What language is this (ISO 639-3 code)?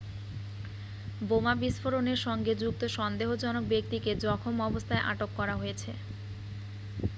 ben